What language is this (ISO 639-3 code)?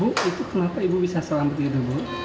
ind